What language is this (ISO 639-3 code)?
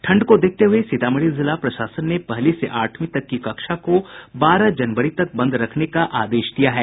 hin